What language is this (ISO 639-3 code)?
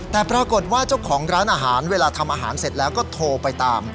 tha